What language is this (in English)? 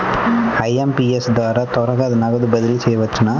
Telugu